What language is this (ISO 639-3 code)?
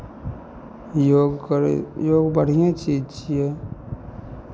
mai